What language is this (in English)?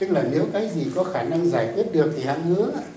Vietnamese